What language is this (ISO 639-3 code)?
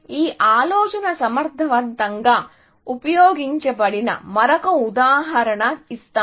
tel